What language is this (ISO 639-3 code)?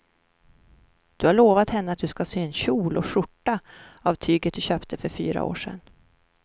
swe